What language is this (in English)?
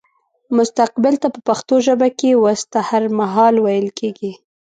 Pashto